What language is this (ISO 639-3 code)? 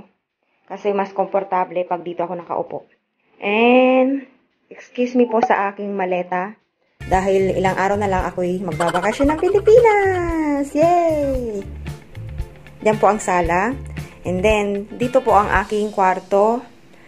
fil